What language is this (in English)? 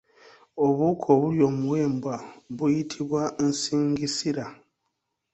Ganda